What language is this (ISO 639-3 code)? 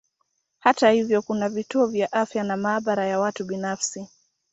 swa